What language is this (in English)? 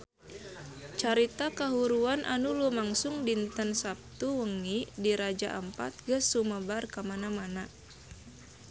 Sundanese